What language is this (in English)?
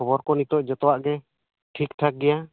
Santali